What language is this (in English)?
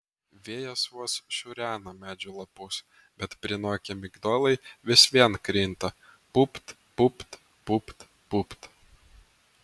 Lithuanian